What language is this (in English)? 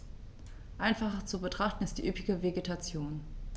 German